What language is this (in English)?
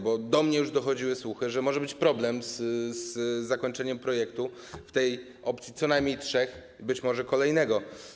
Polish